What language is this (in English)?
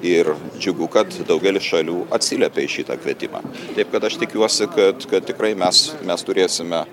Lithuanian